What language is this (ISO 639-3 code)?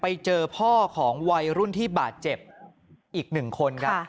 tha